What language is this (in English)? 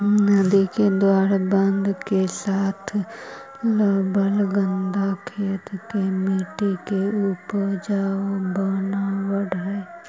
Magahi